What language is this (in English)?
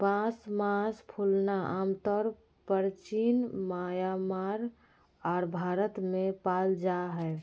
Magahi